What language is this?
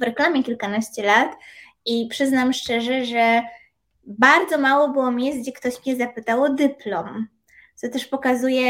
Polish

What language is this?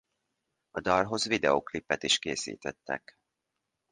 Hungarian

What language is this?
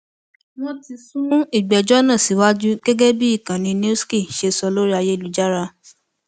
Yoruba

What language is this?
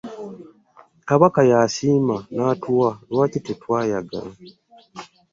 Ganda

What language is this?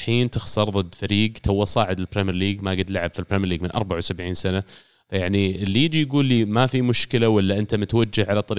Arabic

